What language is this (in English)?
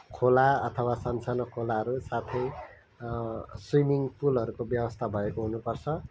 Nepali